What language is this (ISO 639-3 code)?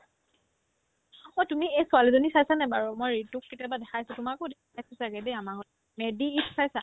asm